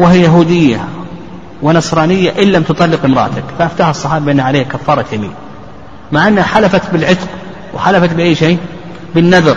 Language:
Arabic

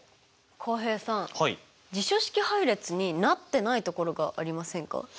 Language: Japanese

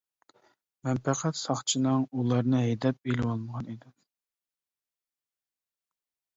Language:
Uyghur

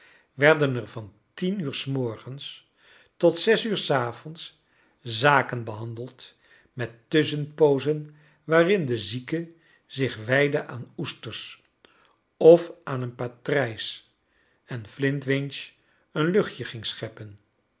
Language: Dutch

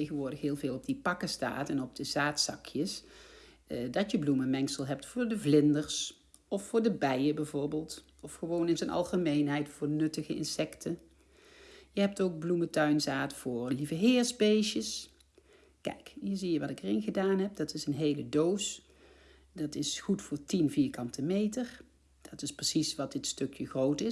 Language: Dutch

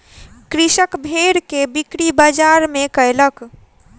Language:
Maithili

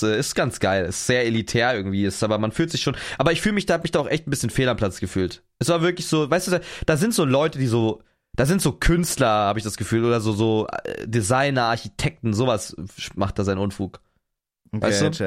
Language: German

